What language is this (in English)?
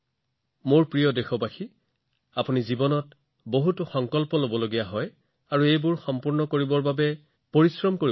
Assamese